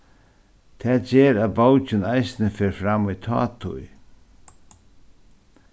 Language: Faroese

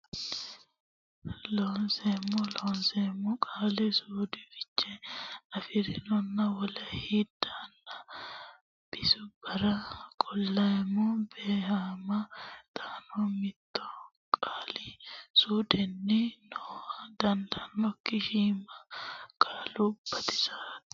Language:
Sidamo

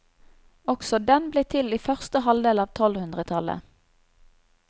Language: Norwegian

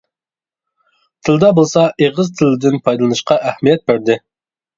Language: Uyghur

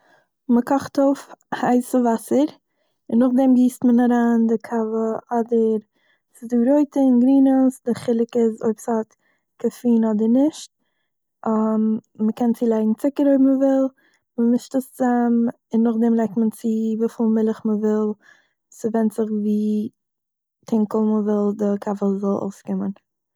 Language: Yiddish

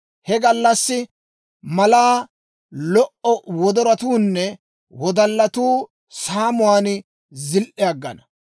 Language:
Dawro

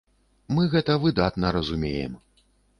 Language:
Belarusian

